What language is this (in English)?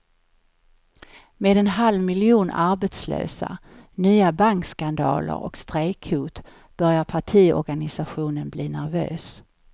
Swedish